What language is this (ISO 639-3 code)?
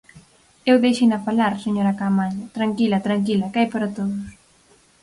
glg